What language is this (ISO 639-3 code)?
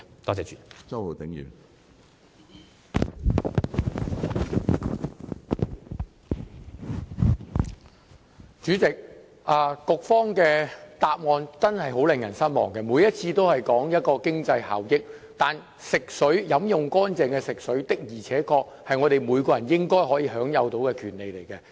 yue